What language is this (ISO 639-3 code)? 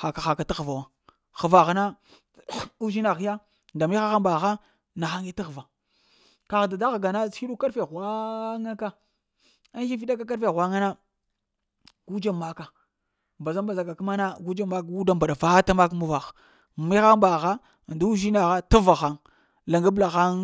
hia